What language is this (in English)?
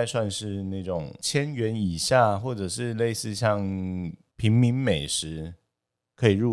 Chinese